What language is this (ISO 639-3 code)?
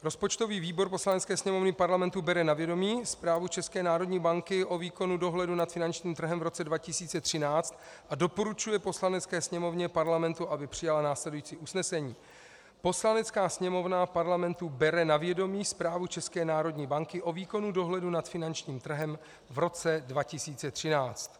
ces